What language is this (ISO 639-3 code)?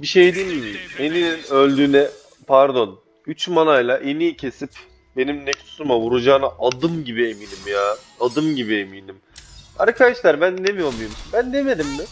tur